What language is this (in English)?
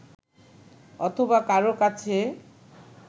Bangla